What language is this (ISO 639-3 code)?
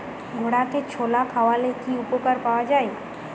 ben